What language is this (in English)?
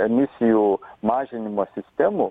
Lithuanian